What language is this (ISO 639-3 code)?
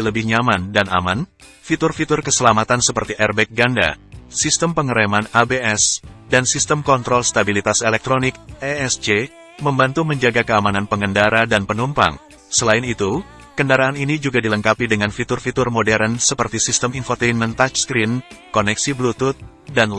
ind